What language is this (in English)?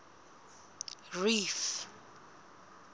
Southern Sotho